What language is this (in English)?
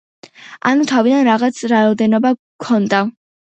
Georgian